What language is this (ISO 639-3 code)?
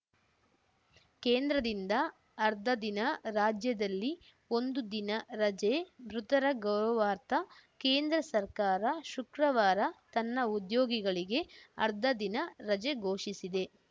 kan